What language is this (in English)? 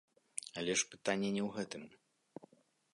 Belarusian